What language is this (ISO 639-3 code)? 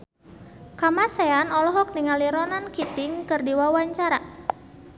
sun